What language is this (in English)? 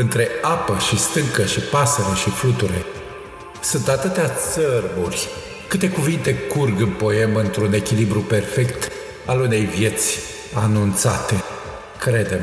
Romanian